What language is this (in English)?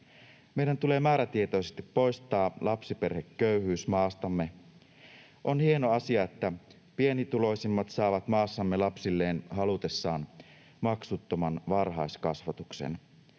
Finnish